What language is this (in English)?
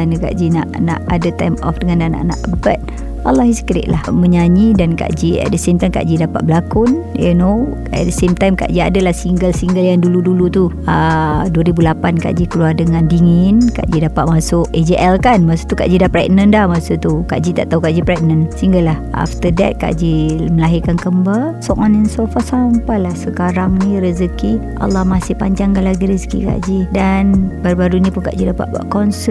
Malay